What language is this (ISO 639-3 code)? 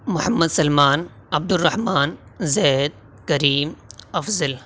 urd